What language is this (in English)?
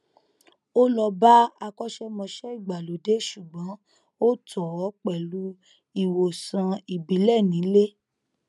Yoruba